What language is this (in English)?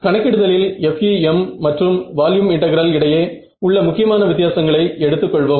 Tamil